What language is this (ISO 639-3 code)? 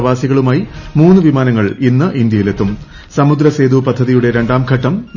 mal